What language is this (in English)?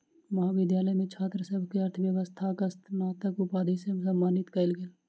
Maithili